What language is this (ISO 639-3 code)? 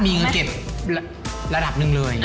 tha